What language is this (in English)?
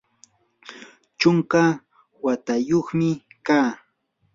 Yanahuanca Pasco Quechua